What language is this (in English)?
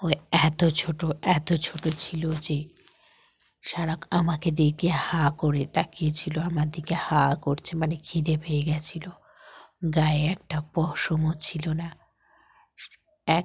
Bangla